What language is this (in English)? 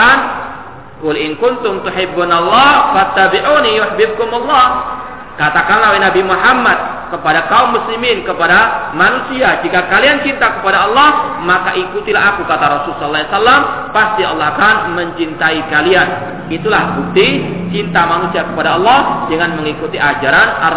Malay